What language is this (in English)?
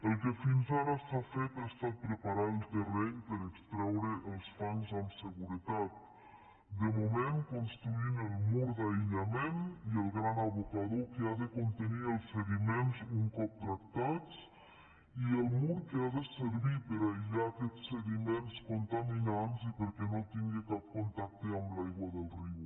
Catalan